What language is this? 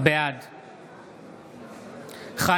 Hebrew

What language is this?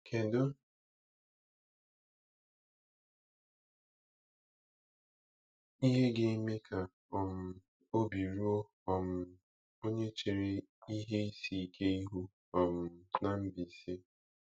Igbo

